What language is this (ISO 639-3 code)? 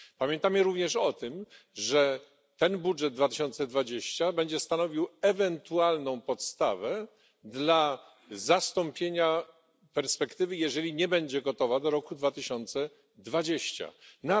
pol